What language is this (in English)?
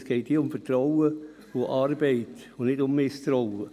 Swiss German